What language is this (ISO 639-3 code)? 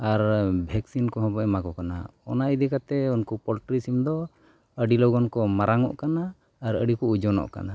sat